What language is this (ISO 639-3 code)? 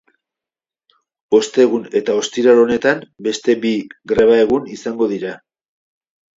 eus